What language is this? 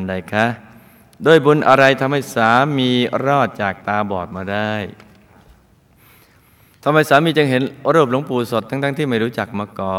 Thai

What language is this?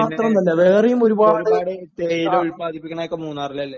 Malayalam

